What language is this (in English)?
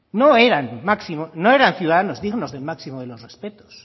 Spanish